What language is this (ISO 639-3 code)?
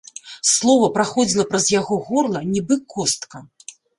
bel